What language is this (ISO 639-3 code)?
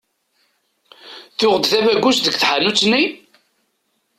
kab